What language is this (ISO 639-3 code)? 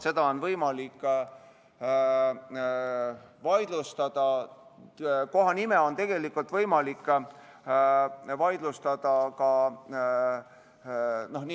est